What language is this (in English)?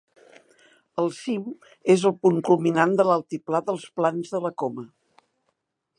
Catalan